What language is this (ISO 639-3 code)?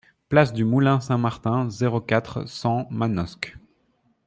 fra